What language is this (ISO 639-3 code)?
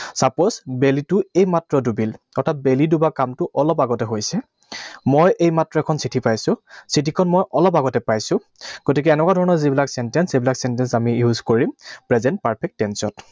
asm